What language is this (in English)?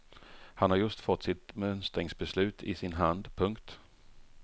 Swedish